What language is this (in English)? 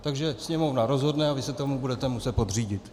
Czech